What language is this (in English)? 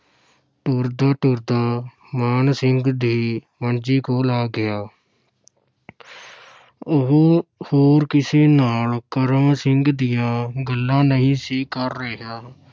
Punjabi